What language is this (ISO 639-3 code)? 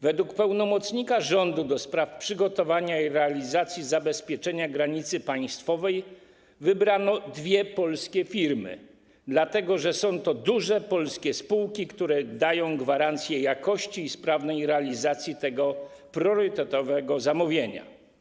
pol